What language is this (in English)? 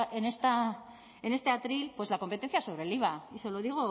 Spanish